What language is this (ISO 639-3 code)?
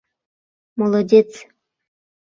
chm